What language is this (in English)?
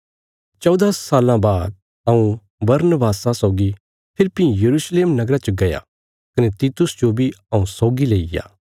Bilaspuri